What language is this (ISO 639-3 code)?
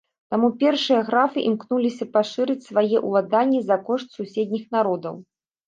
bel